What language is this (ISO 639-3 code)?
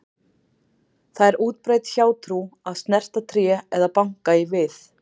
isl